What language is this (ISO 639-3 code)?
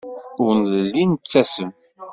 kab